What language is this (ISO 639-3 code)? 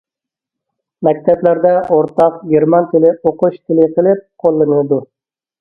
uig